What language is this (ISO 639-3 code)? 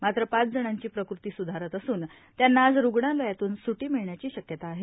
mar